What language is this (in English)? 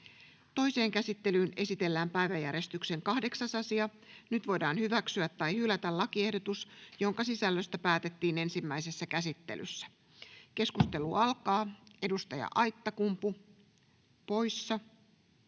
Finnish